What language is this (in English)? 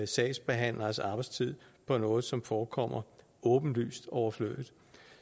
Danish